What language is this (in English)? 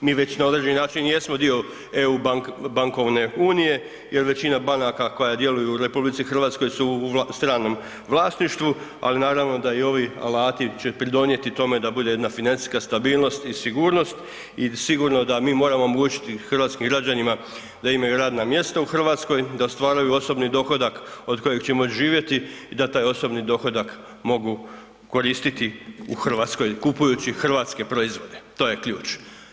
Croatian